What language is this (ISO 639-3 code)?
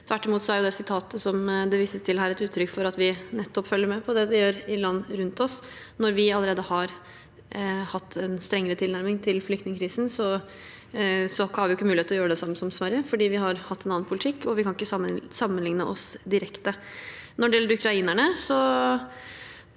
nor